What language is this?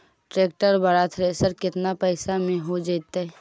Magahi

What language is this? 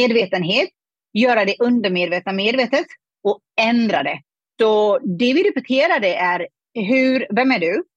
Swedish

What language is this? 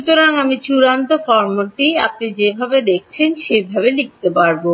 Bangla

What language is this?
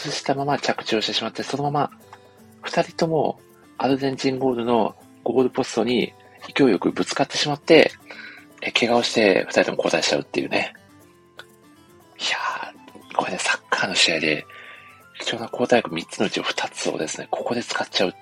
Japanese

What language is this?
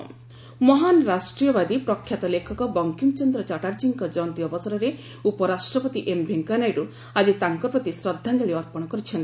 Odia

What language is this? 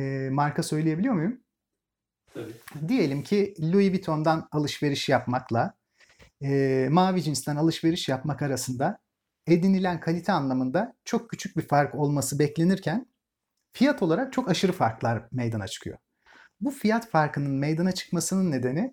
Turkish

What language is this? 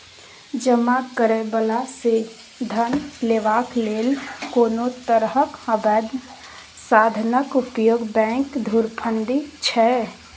Maithili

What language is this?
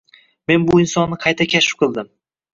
Uzbek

